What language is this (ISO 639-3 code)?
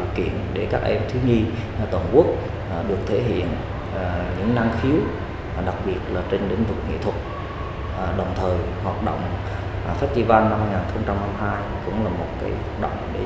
vie